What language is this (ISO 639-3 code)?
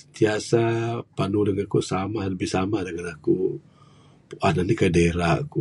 sdo